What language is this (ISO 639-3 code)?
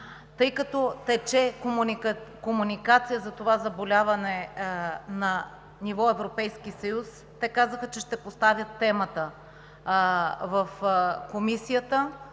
bul